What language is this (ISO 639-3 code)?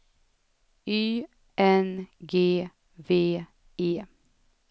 swe